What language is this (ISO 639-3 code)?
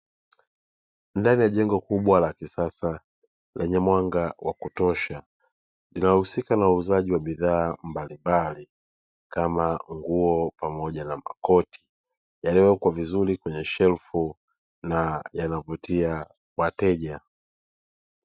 swa